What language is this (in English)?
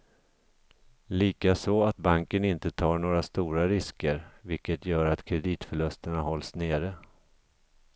Swedish